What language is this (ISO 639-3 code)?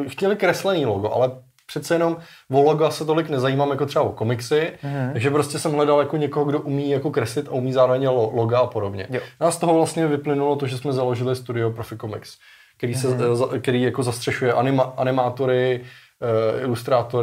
ces